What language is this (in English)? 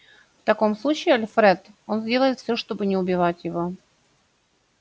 Russian